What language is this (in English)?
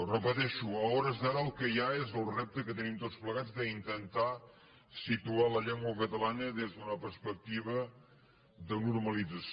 Catalan